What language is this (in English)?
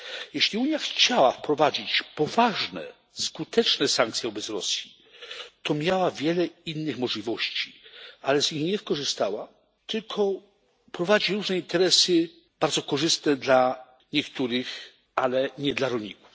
Polish